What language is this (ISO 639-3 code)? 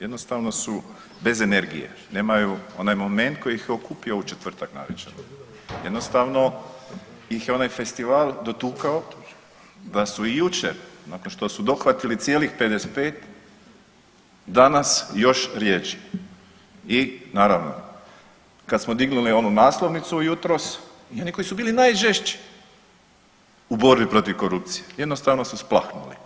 hrv